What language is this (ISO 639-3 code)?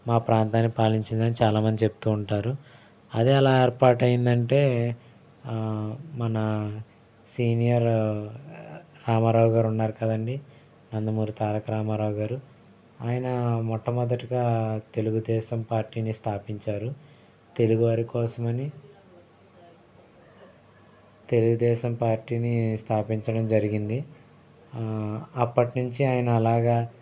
tel